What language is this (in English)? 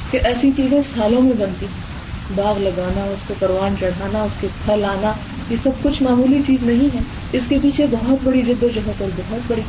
Urdu